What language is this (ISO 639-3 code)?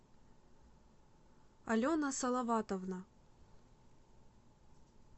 rus